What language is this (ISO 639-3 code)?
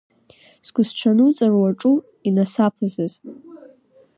abk